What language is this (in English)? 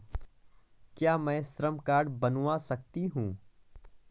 Hindi